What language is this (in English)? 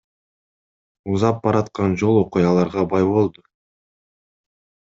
Kyrgyz